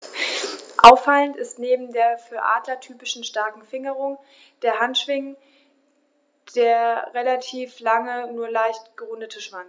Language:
German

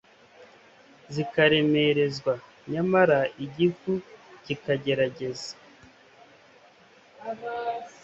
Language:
Kinyarwanda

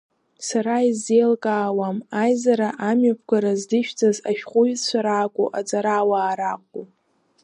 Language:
Abkhazian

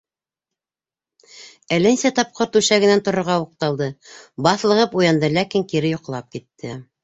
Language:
Bashkir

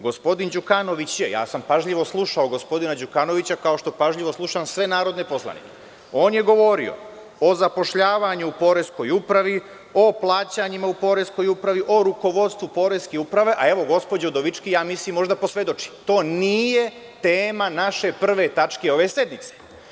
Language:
Serbian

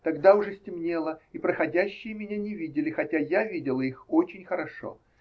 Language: Russian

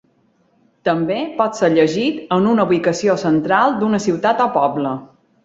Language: Catalan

